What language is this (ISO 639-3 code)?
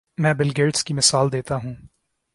urd